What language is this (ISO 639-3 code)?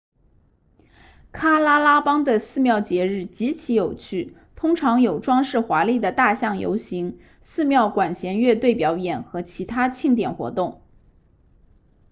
zho